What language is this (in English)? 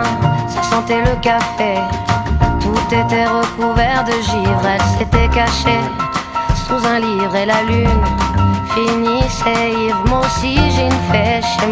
French